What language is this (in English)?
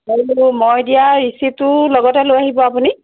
Assamese